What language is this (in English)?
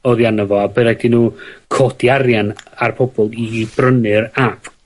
Welsh